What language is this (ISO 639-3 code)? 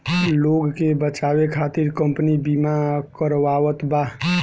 bho